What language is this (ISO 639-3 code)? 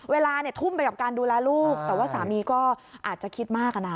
tha